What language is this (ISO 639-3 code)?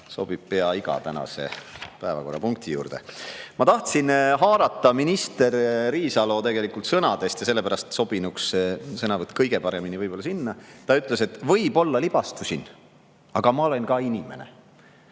est